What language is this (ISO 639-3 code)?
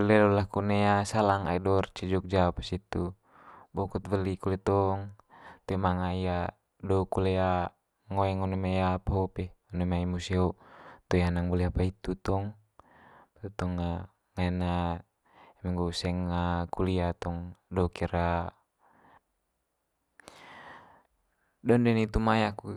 mqy